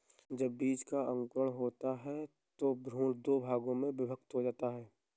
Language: Hindi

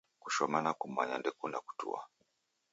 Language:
Taita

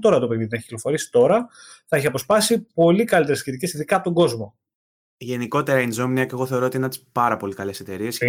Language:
Greek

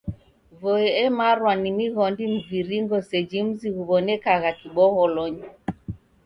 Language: Taita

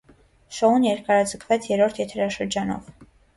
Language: Armenian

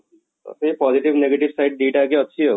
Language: Odia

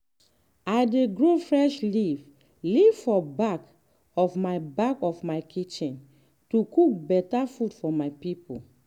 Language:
Nigerian Pidgin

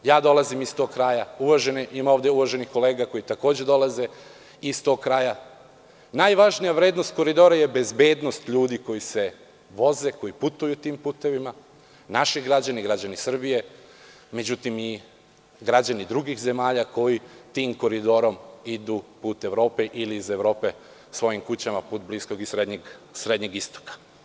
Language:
Serbian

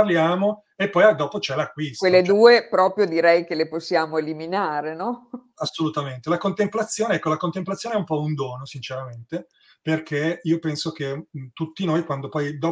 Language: Italian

